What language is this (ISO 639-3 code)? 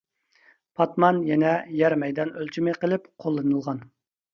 uig